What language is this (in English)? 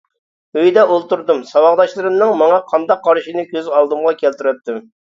Uyghur